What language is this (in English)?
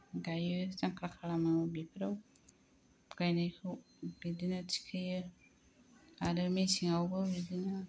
Bodo